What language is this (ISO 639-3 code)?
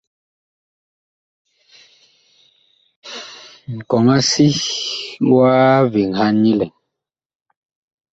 bkh